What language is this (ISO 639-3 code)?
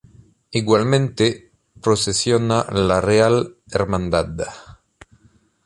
spa